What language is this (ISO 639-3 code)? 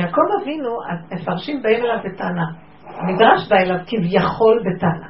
heb